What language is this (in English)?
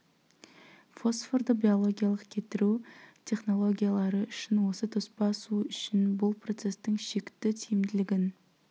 Kazakh